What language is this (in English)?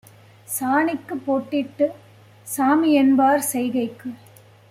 Tamil